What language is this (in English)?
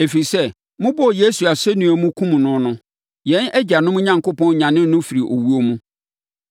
Akan